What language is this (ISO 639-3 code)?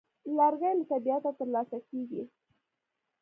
pus